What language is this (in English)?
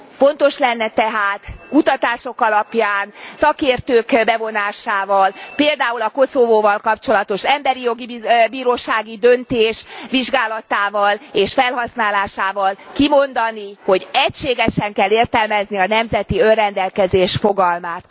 Hungarian